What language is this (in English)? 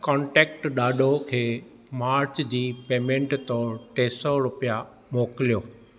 Sindhi